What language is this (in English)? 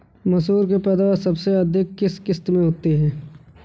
Hindi